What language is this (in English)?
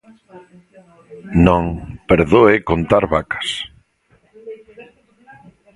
Galician